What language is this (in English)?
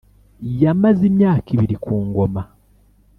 Kinyarwanda